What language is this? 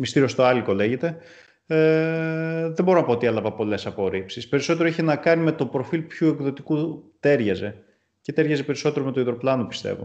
Greek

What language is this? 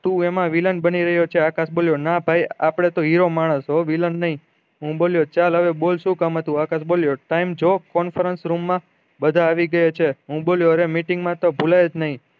Gujarati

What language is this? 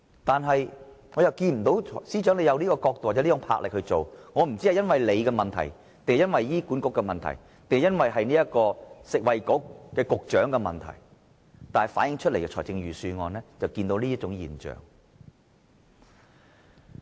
Cantonese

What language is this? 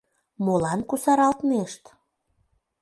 Mari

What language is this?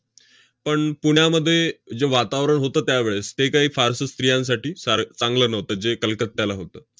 Marathi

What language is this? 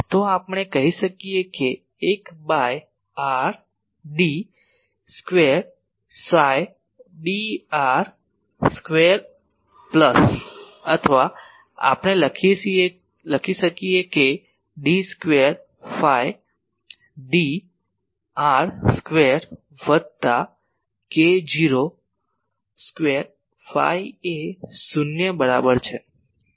Gujarati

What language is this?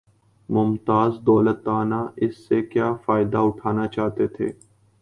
Urdu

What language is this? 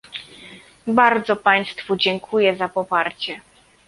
Polish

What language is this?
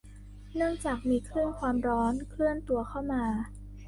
Thai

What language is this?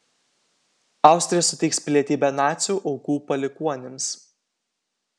Lithuanian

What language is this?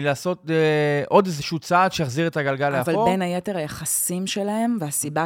Hebrew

